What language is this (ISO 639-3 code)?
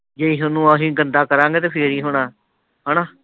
pan